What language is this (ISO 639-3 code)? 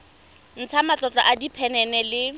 tsn